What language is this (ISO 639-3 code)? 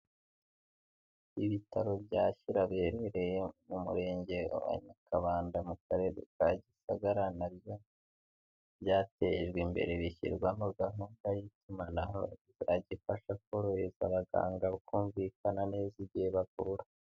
kin